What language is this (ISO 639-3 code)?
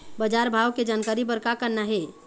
hne